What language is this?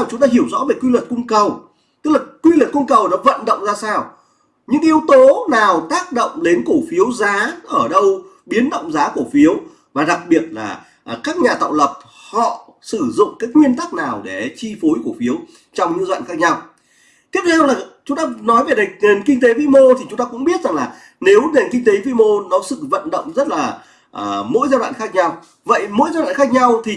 Vietnamese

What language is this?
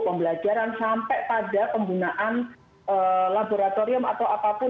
Indonesian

